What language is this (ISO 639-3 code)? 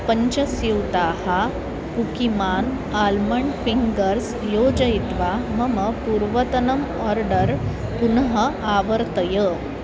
san